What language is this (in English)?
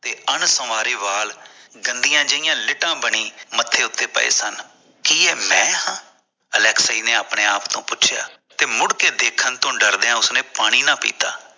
Punjabi